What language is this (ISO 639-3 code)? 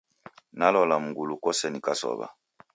dav